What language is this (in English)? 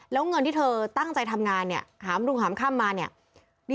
Thai